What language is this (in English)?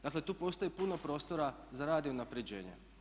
Croatian